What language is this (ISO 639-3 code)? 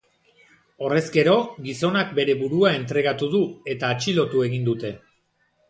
eus